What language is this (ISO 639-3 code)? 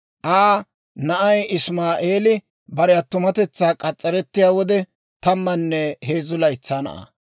dwr